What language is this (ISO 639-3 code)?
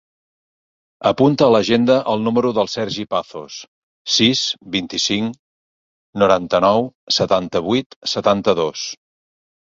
cat